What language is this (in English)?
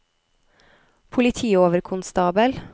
Norwegian